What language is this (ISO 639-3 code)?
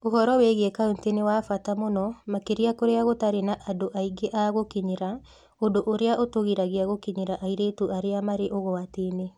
kik